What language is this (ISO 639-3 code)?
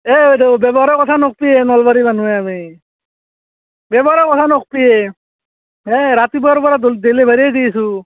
asm